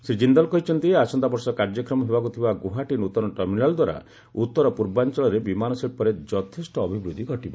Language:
Odia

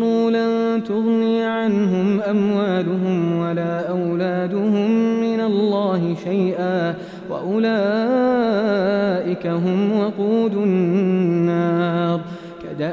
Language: Arabic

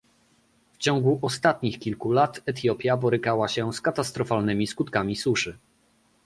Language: Polish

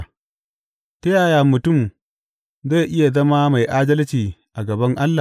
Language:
Hausa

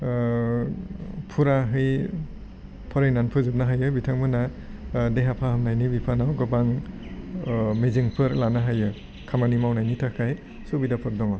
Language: Bodo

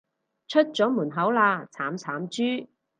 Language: Cantonese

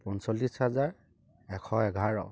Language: Assamese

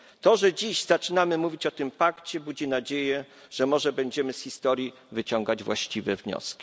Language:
Polish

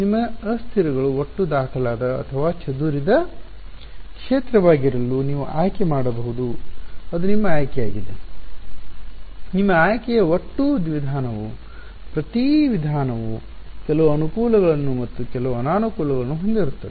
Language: Kannada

